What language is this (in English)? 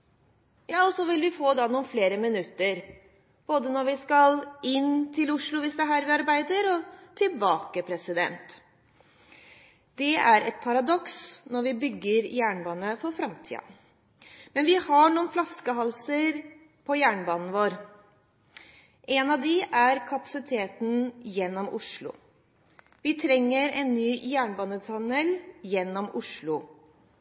Norwegian Bokmål